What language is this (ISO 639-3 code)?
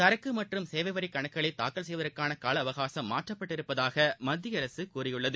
tam